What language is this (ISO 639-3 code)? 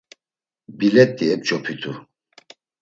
lzz